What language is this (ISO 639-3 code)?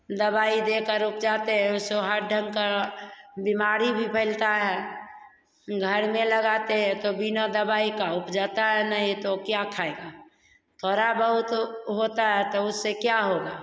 hin